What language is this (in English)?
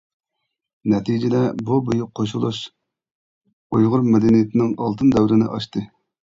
Uyghur